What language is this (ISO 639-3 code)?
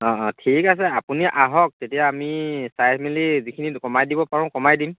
asm